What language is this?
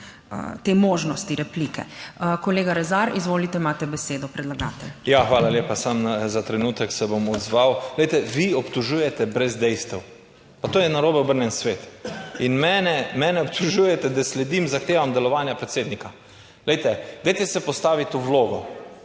Slovenian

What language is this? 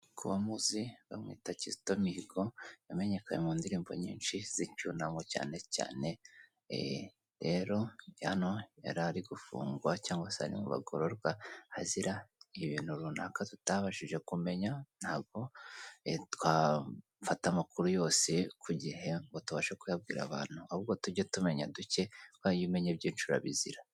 Kinyarwanda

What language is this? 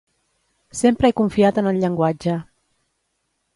Catalan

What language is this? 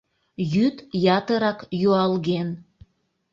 Mari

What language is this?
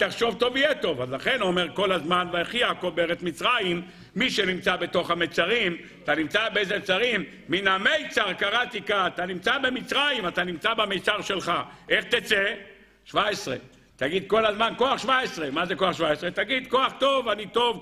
Hebrew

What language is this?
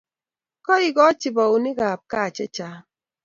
Kalenjin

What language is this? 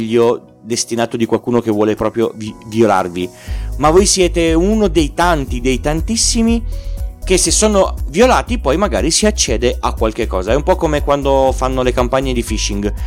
Italian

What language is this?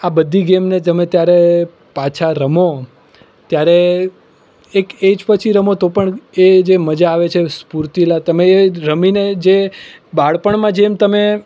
Gujarati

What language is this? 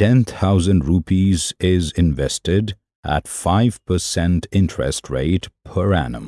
English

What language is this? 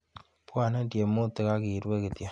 Kalenjin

